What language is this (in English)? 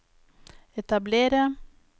Norwegian